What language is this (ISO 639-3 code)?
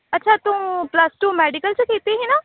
pan